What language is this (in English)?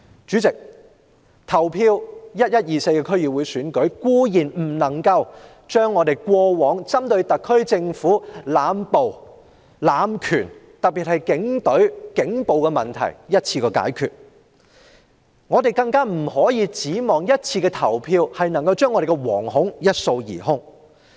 Cantonese